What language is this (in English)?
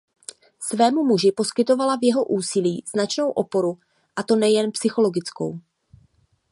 Czech